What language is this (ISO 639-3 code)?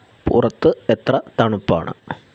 mal